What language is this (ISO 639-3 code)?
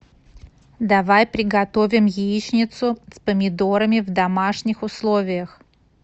rus